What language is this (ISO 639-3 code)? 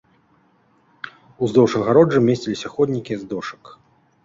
bel